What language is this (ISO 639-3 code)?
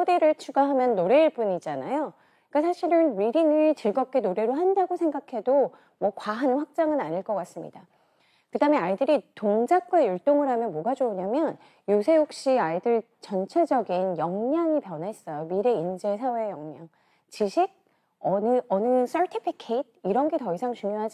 kor